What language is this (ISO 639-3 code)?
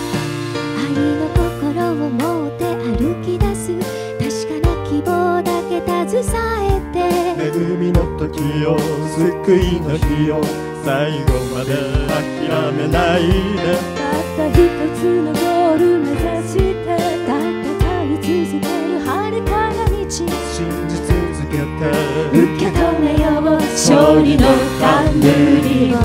kor